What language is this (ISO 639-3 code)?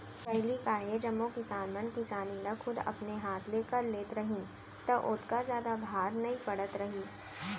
hne